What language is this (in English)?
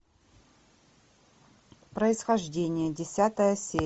Russian